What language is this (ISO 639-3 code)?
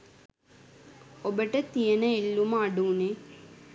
sin